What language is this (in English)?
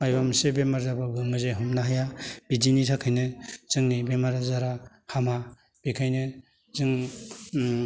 Bodo